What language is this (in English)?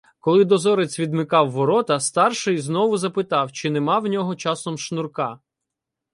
Ukrainian